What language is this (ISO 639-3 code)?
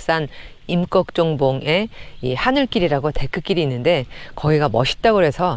kor